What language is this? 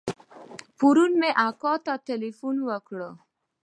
Pashto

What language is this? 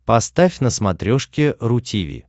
Russian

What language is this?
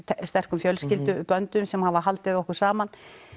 Icelandic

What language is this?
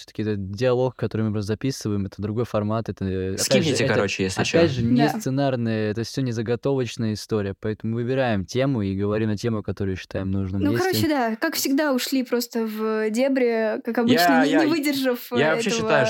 Russian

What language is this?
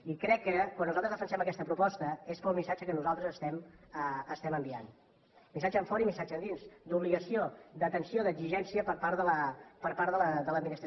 Catalan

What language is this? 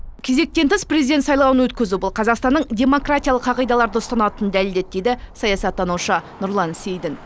Kazakh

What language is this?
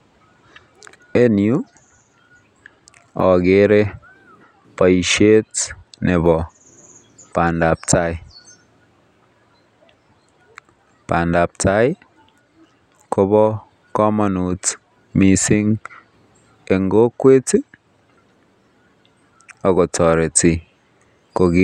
Kalenjin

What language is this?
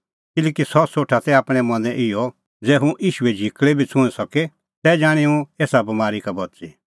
Kullu Pahari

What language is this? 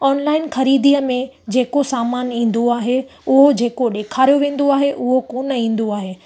Sindhi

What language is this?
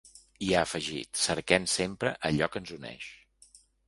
Catalan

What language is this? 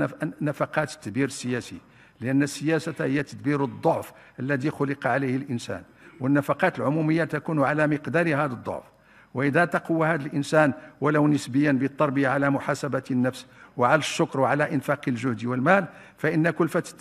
Arabic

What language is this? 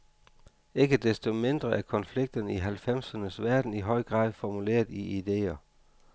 Danish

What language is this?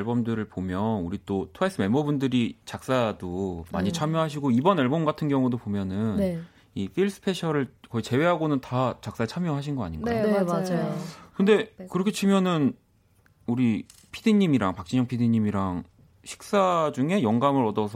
Korean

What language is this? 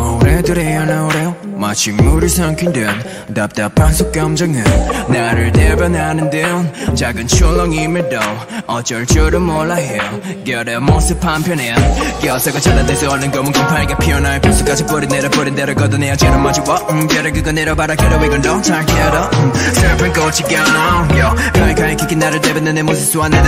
Korean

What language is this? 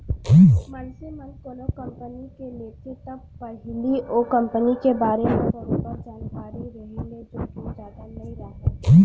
Chhattisgarhi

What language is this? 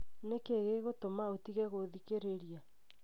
Kikuyu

